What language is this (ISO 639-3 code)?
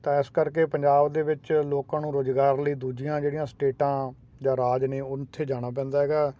pan